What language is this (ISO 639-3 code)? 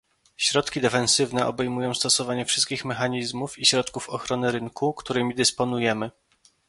pol